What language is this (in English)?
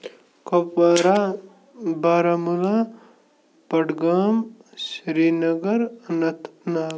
Kashmiri